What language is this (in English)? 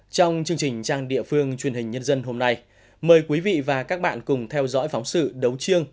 Vietnamese